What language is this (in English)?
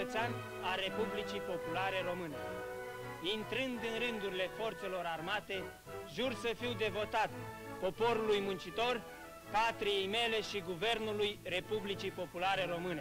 Romanian